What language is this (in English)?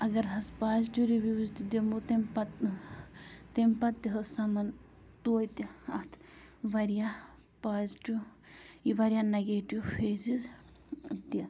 Kashmiri